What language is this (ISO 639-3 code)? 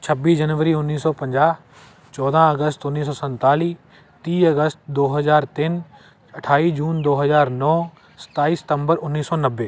pan